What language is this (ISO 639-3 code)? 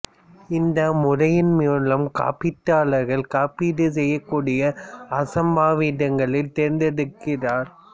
tam